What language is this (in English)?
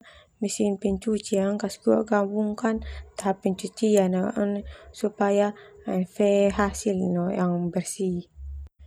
Termanu